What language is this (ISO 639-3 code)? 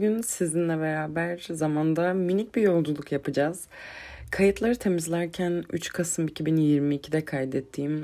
tur